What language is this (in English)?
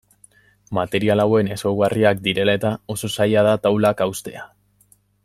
Basque